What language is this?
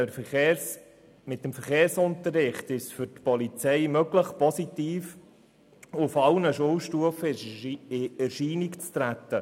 Swiss German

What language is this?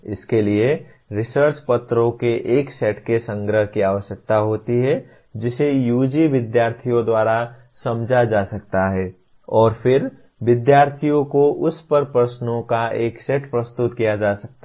Hindi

